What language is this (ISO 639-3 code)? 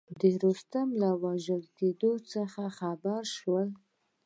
pus